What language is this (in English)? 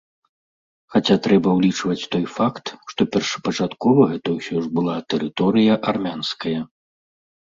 Belarusian